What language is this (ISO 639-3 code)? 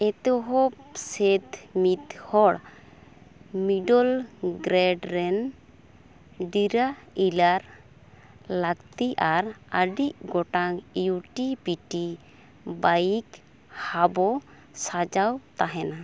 sat